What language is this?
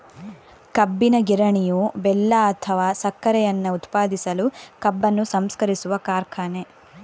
Kannada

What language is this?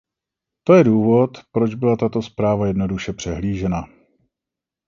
Czech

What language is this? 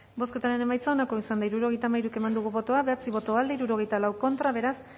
Basque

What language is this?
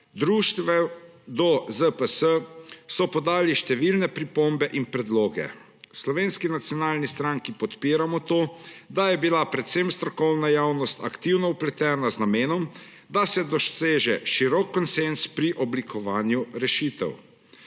Slovenian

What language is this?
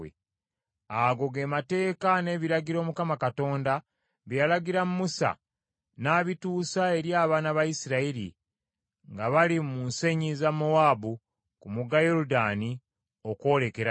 Ganda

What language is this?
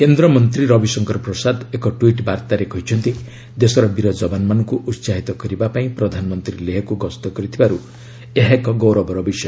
Odia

